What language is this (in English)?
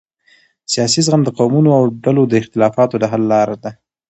Pashto